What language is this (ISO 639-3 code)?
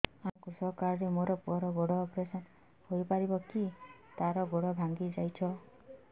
ori